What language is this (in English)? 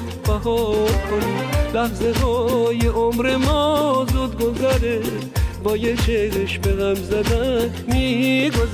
Persian